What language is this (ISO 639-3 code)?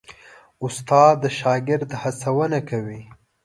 pus